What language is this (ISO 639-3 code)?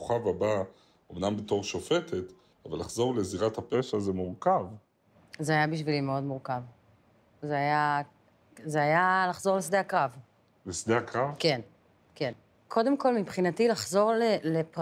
heb